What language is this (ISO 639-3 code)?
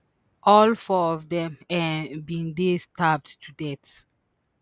pcm